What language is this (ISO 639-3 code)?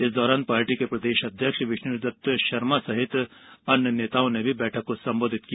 hin